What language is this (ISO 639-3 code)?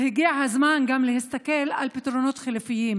heb